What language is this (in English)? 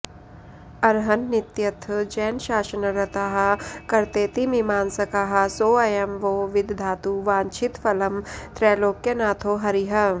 Sanskrit